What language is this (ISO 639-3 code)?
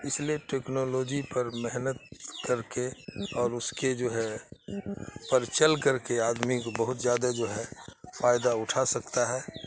urd